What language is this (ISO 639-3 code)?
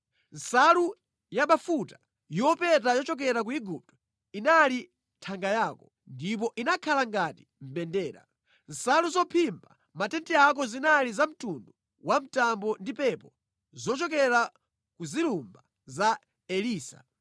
nya